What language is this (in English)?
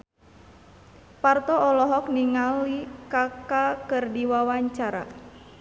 Sundanese